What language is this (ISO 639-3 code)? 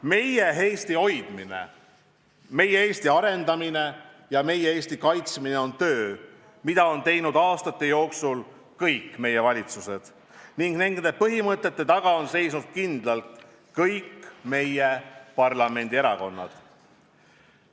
est